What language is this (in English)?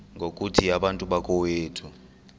Xhosa